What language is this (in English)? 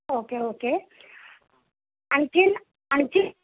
Marathi